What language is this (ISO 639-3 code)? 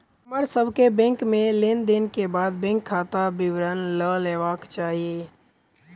mai